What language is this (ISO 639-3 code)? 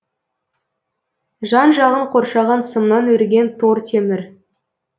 kaz